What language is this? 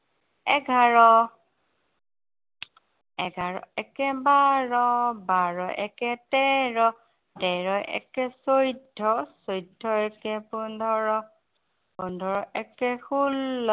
Assamese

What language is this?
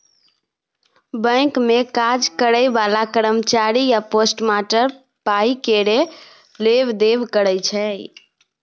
Maithili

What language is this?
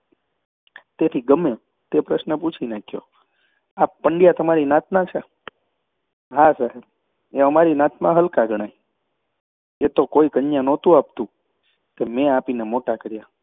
Gujarati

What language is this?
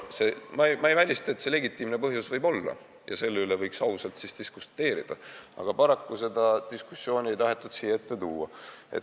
Estonian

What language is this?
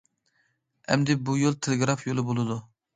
Uyghur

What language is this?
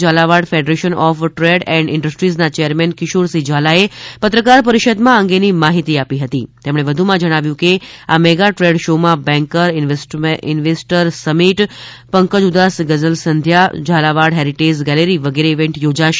Gujarati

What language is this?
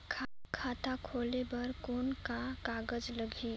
Chhattisgarhi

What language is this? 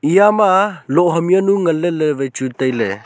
Wancho Naga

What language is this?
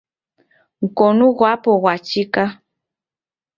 Taita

